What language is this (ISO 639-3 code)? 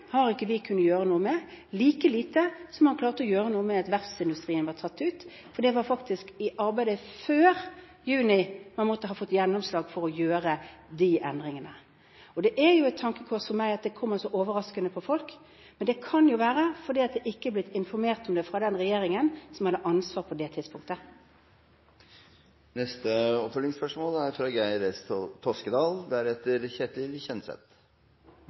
nor